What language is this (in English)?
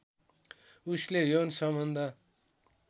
Nepali